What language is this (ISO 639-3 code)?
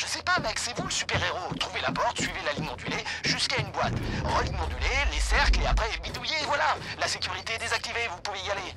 fra